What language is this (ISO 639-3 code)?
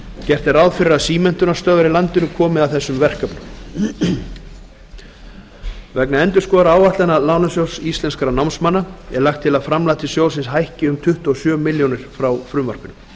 isl